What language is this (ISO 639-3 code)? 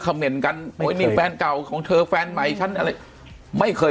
tha